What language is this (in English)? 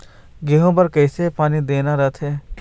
Chhattisgarhi